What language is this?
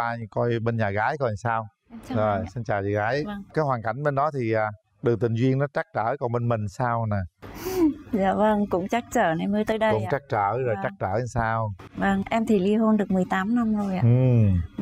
Vietnamese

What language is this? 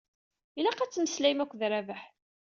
Kabyle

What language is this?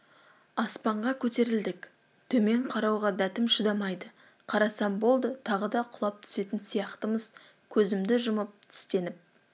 Kazakh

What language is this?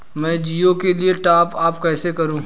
Hindi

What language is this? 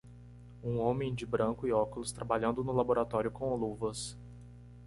Portuguese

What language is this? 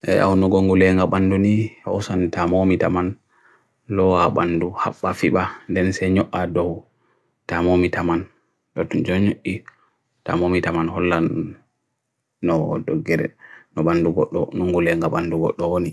Bagirmi Fulfulde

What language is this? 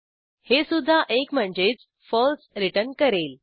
Marathi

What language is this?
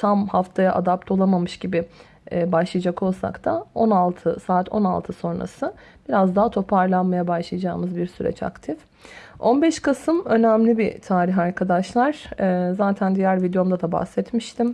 Turkish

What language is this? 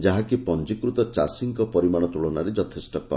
Odia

